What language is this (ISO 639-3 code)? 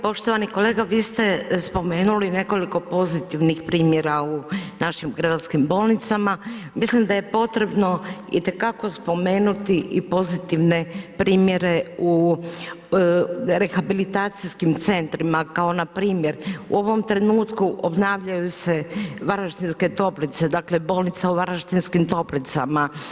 hrv